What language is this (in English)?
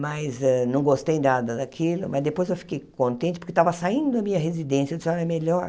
Portuguese